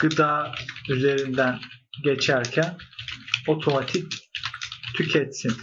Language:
Turkish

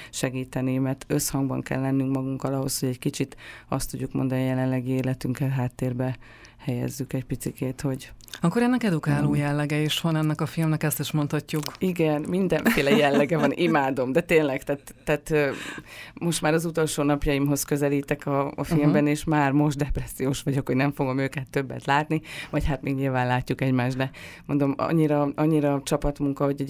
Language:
Hungarian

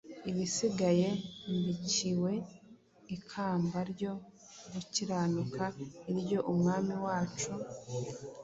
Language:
Kinyarwanda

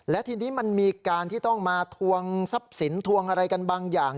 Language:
Thai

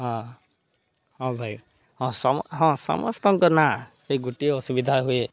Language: Odia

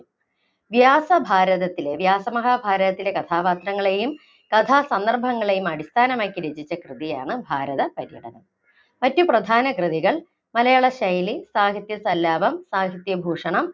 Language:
Malayalam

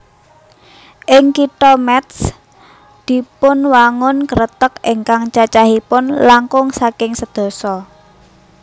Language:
Javanese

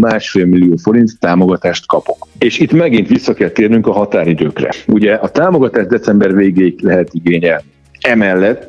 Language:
Hungarian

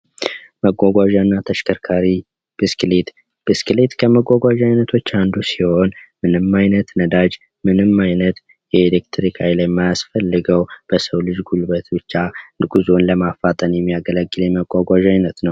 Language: Amharic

